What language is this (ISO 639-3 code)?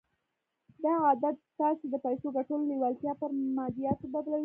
pus